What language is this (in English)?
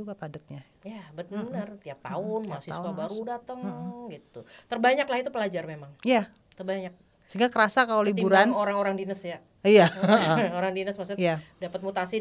Indonesian